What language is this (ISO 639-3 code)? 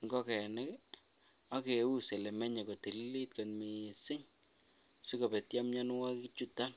kln